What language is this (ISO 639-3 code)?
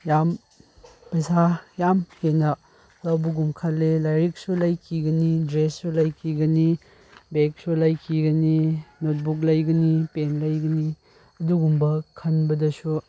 mni